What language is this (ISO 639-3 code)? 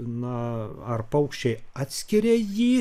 lit